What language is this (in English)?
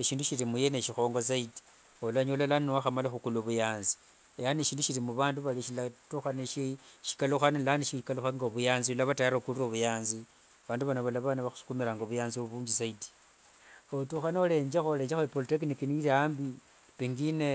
Wanga